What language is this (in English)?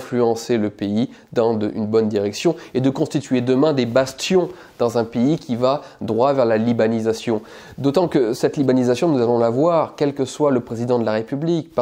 French